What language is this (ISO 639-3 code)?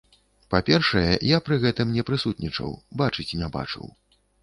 bel